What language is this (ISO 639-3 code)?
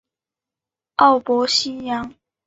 zho